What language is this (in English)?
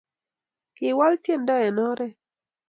Kalenjin